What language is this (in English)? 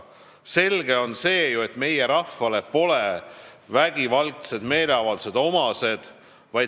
Estonian